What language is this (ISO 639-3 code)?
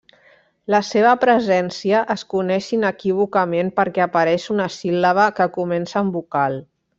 cat